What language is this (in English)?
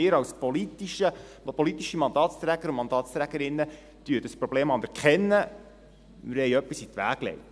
Swiss German